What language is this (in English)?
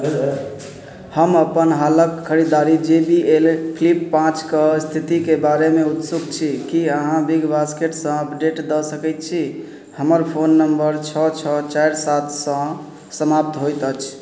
Maithili